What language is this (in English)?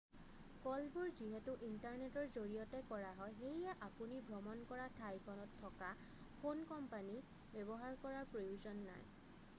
Assamese